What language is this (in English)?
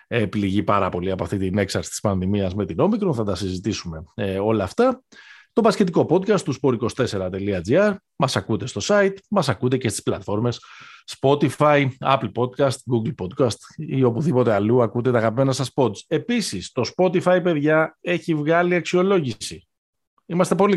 Greek